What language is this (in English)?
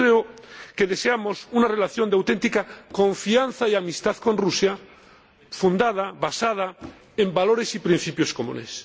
Spanish